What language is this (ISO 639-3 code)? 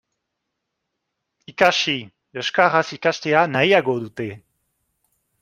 eus